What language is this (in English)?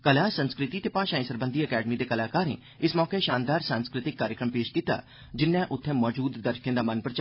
Dogri